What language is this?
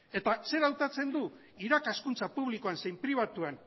Basque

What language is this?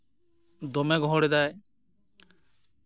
Santali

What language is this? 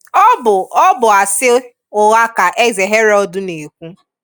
Igbo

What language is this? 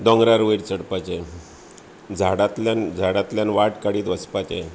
Konkani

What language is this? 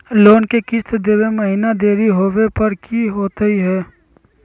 Magahi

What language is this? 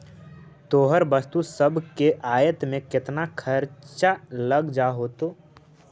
Magahi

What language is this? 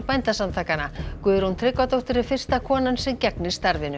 Icelandic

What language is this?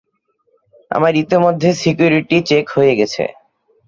Bangla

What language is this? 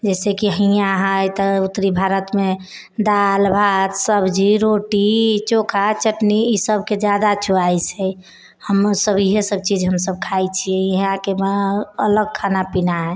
Maithili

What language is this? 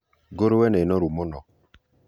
Kikuyu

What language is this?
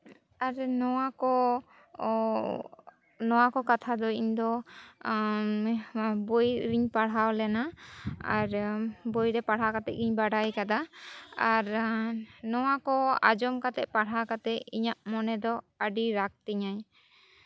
Santali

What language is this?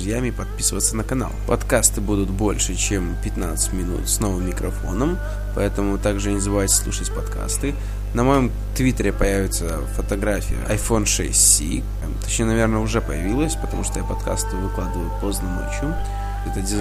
Russian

